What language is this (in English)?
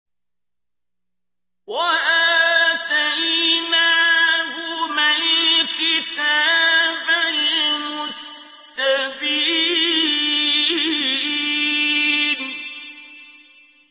Arabic